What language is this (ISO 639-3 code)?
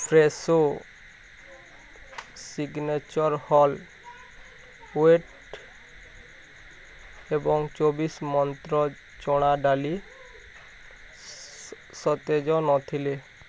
ori